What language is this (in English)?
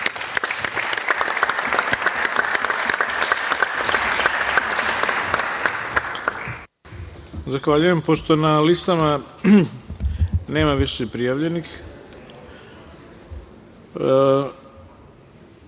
Serbian